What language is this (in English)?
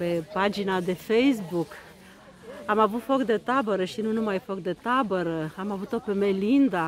Romanian